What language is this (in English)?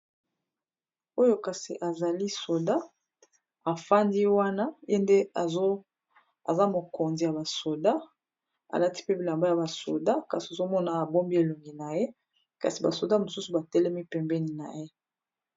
Lingala